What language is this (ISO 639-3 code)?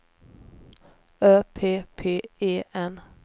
swe